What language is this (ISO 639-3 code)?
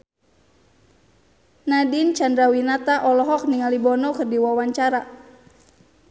sun